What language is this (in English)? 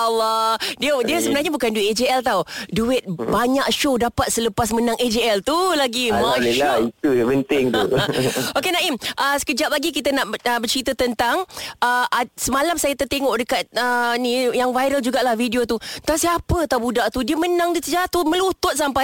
Malay